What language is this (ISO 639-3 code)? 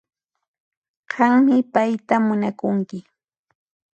qxp